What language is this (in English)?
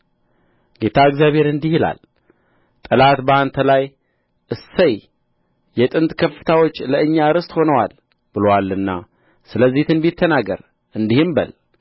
Amharic